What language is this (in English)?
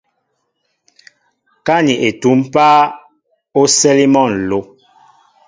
Mbo (Cameroon)